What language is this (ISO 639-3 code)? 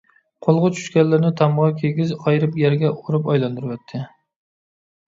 uig